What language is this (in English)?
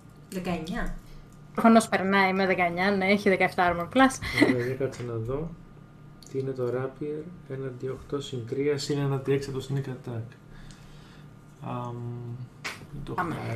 Greek